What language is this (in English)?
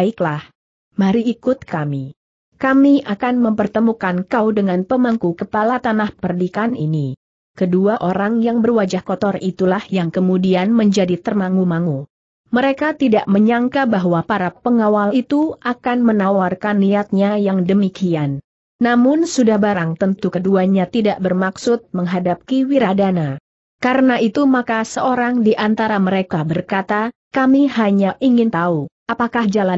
Indonesian